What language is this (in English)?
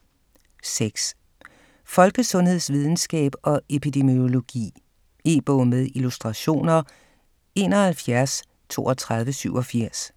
Danish